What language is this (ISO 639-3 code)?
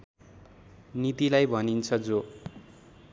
nep